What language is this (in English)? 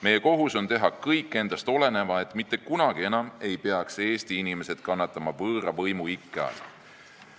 Estonian